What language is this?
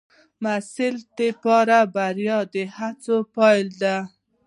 Pashto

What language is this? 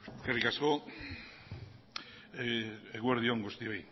Basque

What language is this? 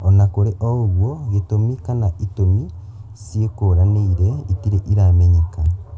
Kikuyu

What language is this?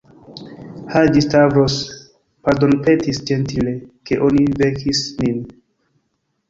Esperanto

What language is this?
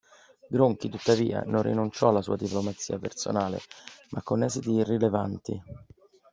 Italian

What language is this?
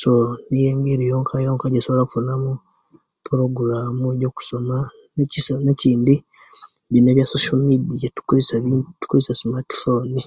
Kenyi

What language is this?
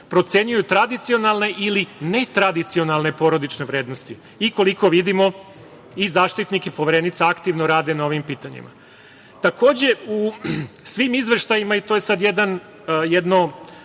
Serbian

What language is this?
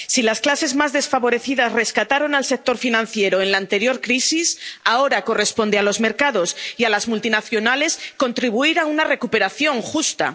Spanish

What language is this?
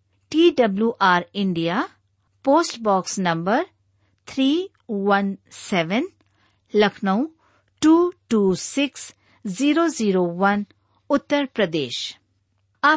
Hindi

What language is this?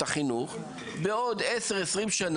Hebrew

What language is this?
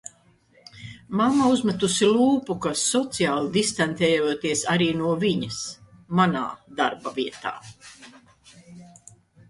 Latvian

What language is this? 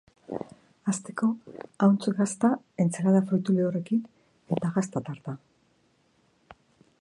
Basque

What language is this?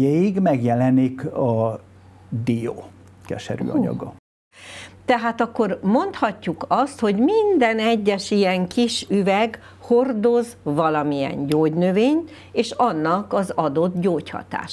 Hungarian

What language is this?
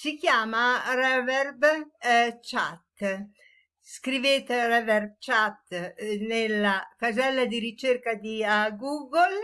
Italian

